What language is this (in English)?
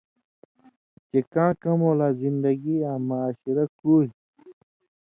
Indus Kohistani